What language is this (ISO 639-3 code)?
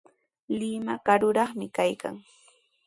qws